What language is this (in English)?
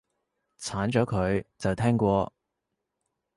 Cantonese